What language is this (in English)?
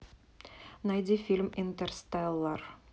Russian